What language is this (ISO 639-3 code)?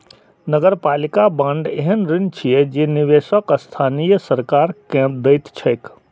mai